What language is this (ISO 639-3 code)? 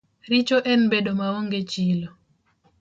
luo